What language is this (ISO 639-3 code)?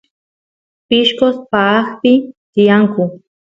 qus